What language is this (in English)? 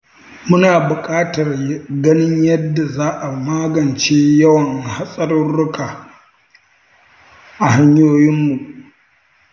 Hausa